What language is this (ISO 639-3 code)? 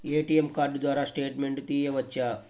tel